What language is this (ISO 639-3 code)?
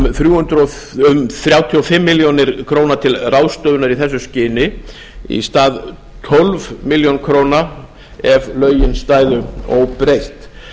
isl